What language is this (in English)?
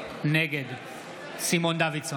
Hebrew